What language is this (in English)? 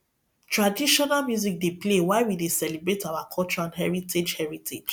Nigerian Pidgin